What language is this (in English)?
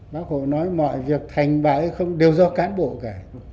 Vietnamese